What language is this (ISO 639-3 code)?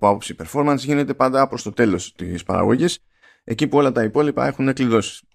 ell